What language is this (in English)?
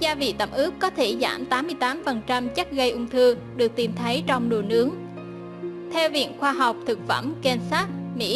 Vietnamese